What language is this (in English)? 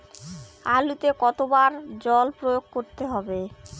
Bangla